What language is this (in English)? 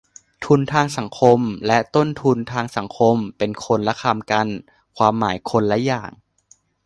Thai